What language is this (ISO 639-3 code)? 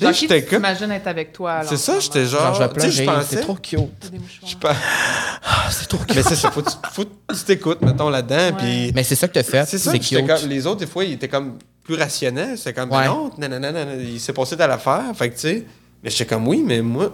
fra